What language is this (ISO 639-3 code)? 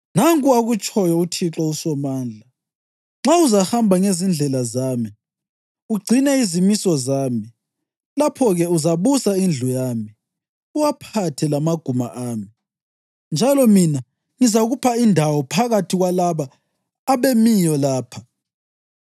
nde